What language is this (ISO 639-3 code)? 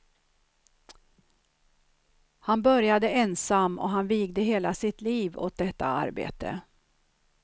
swe